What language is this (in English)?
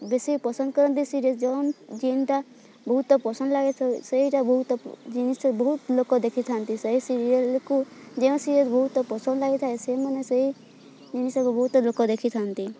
Odia